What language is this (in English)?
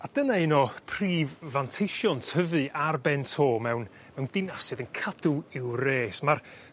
Welsh